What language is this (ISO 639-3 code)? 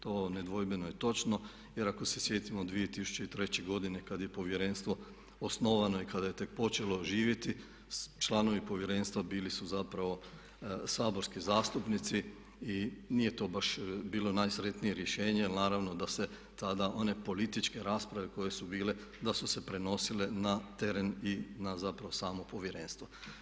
hrv